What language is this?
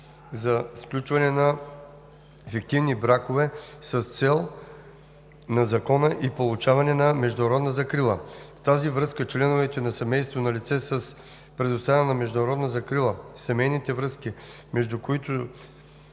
Bulgarian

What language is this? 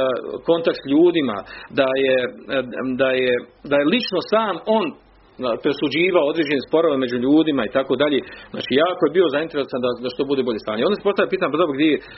Croatian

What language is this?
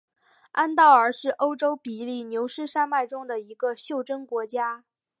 Chinese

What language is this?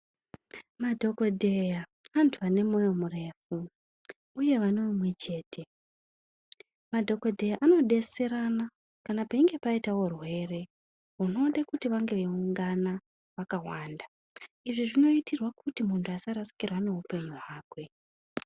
Ndau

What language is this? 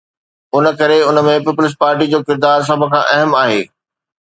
Sindhi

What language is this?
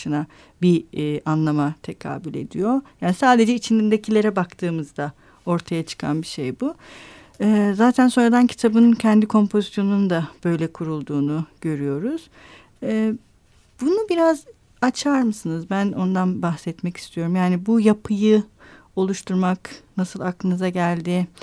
Turkish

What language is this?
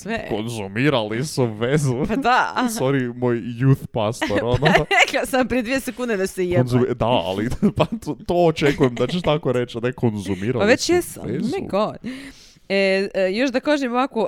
Croatian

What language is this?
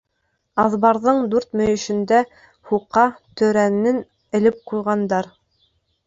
Bashkir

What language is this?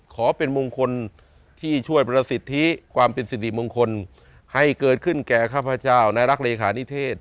Thai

